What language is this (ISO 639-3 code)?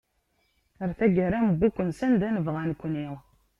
kab